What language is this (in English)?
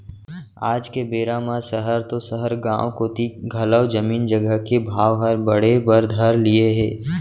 Chhattisgarhi